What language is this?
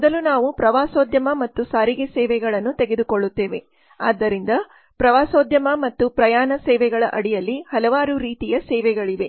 Kannada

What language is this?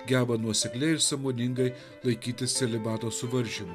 Lithuanian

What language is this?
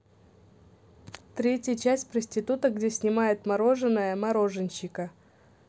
Russian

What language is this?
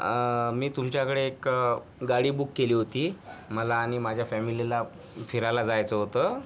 Marathi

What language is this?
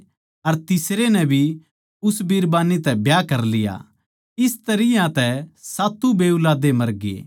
Haryanvi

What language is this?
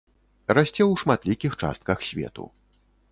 Belarusian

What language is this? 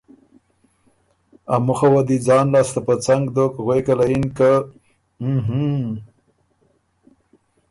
Ormuri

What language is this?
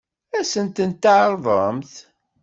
Kabyle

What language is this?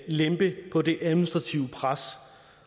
Danish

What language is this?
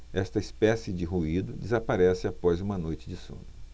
Portuguese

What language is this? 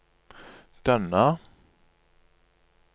Norwegian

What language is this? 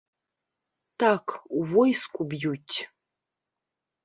Belarusian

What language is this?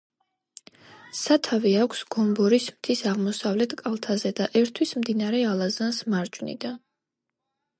Georgian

